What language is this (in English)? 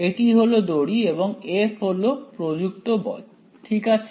Bangla